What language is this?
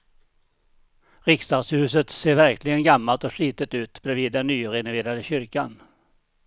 Swedish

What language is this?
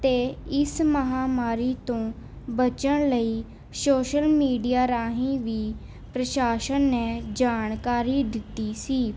Punjabi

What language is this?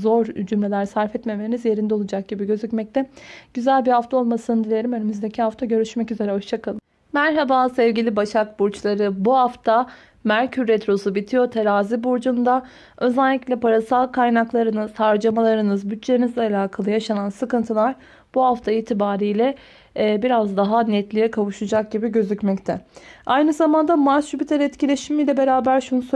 Turkish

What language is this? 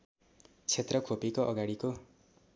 Nepali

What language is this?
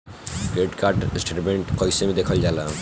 Bhojpuri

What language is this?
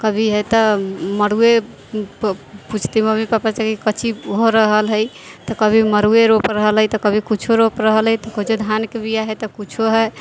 Maithili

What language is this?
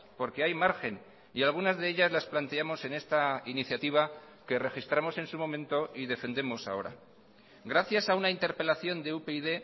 Spanish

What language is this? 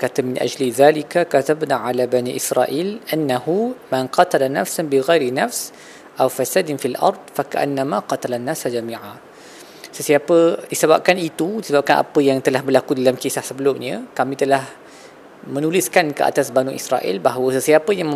Malay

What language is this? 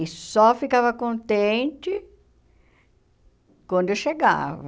Portuguese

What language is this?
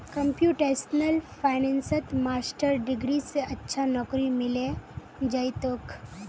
Magahi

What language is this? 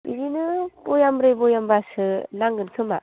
Bodo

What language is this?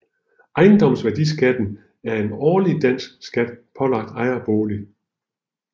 Danish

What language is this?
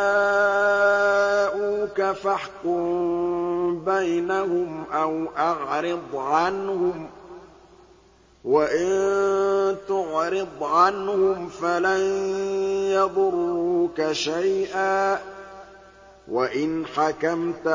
Arabic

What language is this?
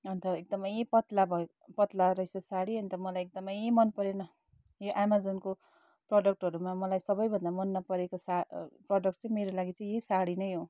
Nepali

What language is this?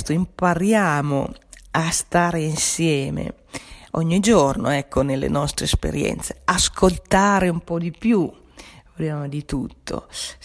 Italian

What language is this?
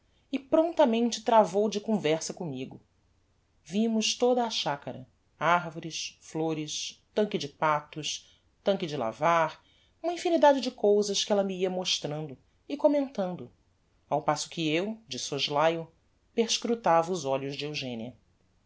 Portuguese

